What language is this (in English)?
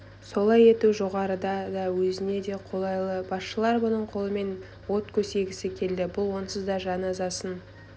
Kazakh